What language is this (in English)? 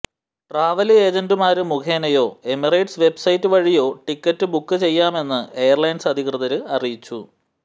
Malayalam